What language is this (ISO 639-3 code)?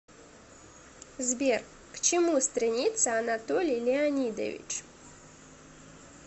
rus